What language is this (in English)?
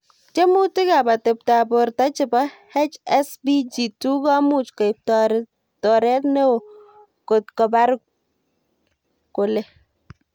Kalenjin